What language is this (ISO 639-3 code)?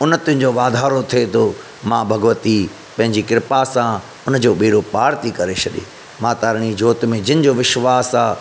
snd